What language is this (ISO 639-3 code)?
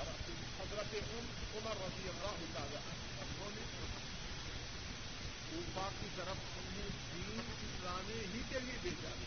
urd